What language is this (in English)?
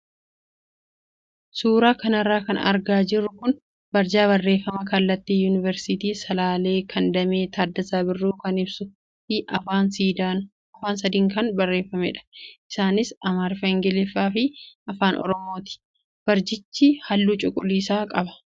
Oromo